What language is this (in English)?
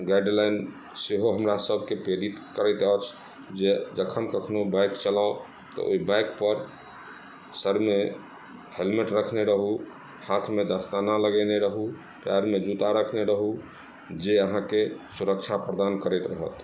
Maithili